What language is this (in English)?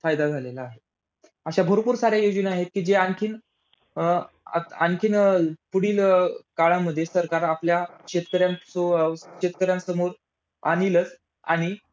Marathi